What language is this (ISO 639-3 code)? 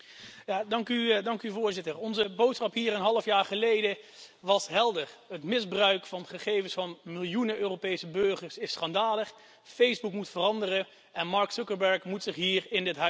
nld